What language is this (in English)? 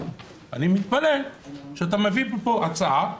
Hebrew